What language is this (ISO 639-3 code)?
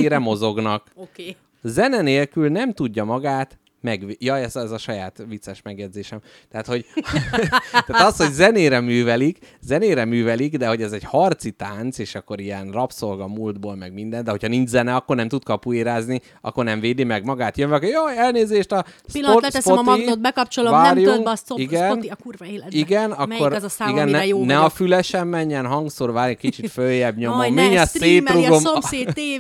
hun